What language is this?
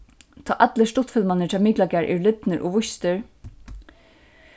Faroese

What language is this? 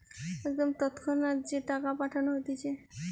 Bangla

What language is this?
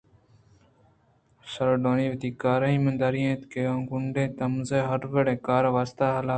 Eastern Balochi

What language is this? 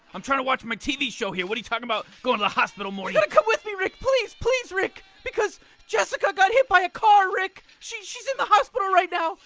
English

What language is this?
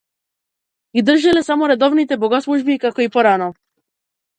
Macedonian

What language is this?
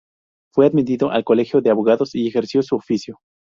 Spanish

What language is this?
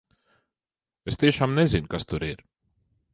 Latvian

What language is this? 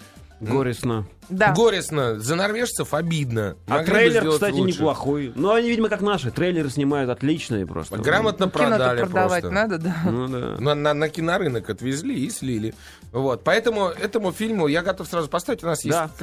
Russian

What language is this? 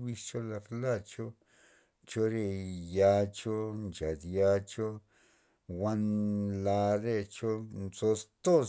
Loxicha Zapotec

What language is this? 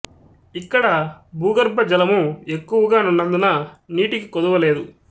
Telugu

